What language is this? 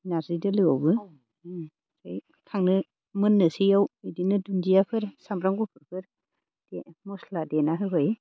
Bodo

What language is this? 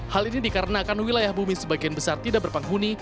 Indonesian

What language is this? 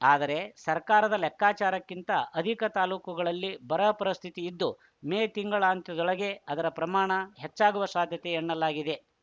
Kannada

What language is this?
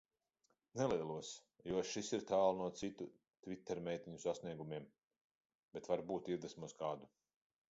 Latvian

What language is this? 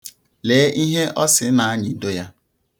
Igbo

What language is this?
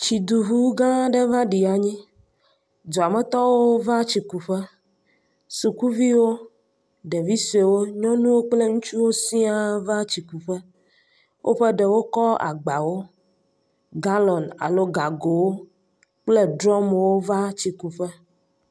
Ewe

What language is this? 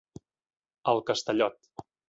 Catalan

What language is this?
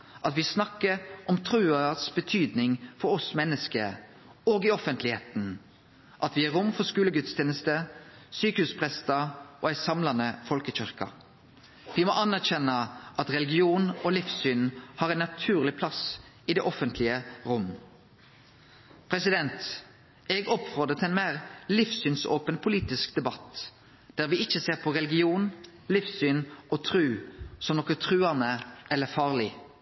Norwegian Nynorsk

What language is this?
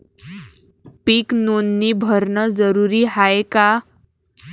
Marathi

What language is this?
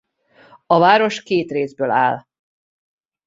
Hungarian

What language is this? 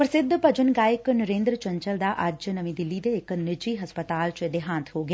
Punjabi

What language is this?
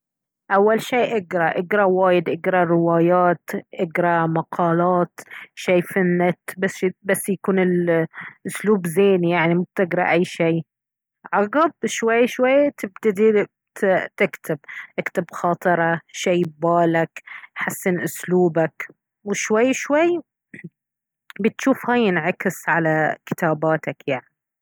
Baharna Arabic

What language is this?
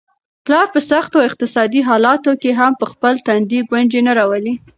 Pashto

